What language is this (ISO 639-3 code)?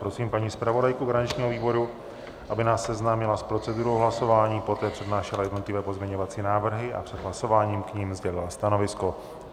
ces